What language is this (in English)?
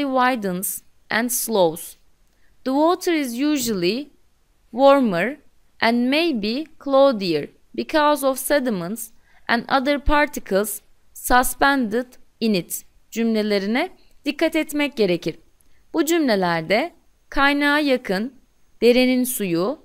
Turkish